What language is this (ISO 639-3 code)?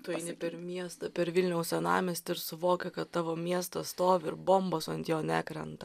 lit